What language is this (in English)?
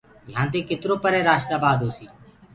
Gurgula